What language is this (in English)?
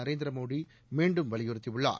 Tamil